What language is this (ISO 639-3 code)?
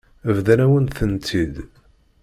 kab